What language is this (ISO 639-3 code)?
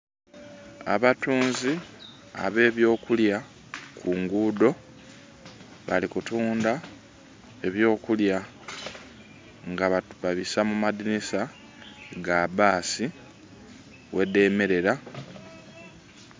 xog